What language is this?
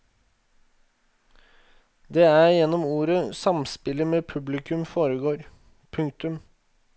Norwegian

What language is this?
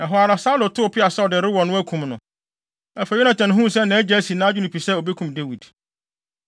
Akan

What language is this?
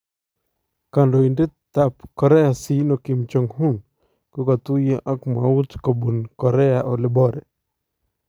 Kalenjin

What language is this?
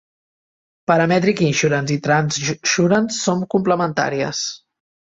Catalan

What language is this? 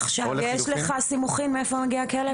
Hebrew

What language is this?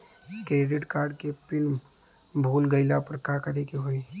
Bhojpuri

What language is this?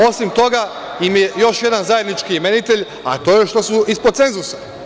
Serbian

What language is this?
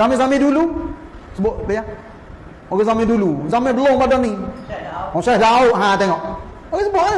Malay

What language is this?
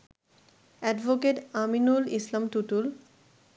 Bangla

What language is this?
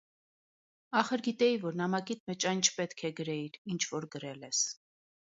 Armenian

